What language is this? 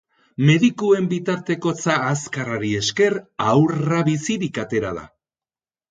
Basque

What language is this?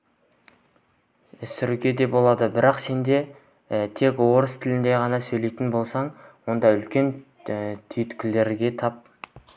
Kazakh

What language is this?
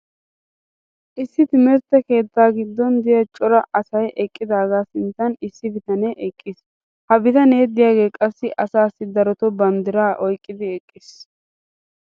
Wolaytta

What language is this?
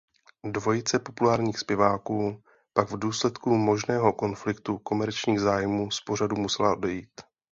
Czech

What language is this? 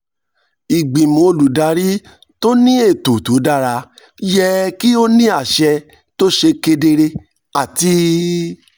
Yoruba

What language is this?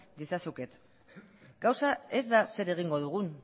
Basque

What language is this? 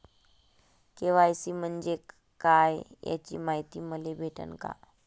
Marathi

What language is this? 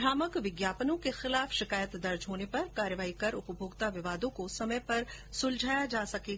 Hindi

